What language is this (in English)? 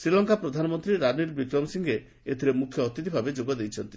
Odia